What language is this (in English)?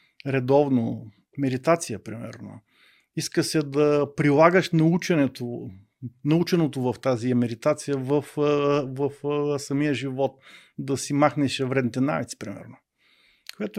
Bulgarian